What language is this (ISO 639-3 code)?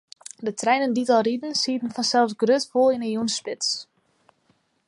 fry